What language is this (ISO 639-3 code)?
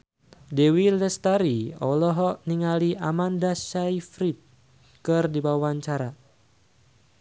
sun